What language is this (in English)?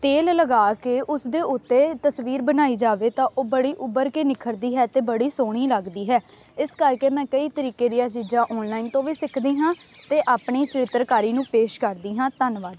Punjabi